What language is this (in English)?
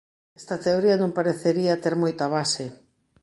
Galician